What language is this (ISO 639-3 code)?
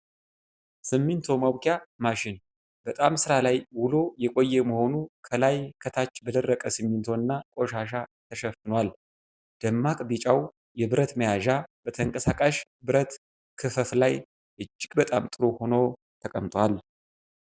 amh